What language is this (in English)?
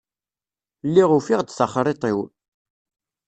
Kabyle